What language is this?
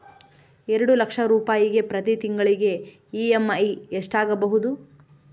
Kannada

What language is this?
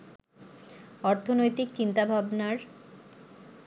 Bangla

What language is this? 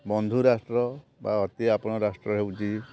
Odia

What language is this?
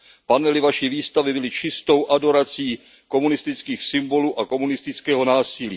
Czech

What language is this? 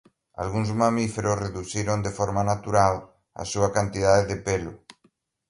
Galician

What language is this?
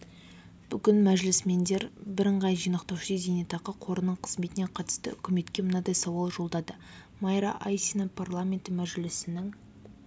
Kazakh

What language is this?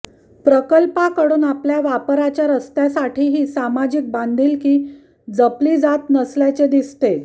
Marathi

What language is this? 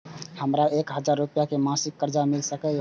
Maithili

